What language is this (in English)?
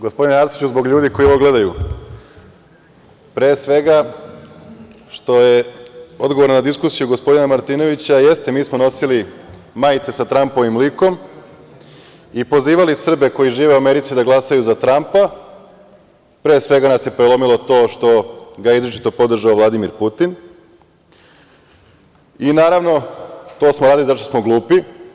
Serbian